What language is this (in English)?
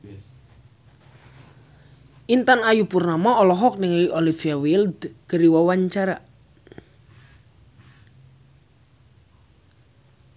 Sundanese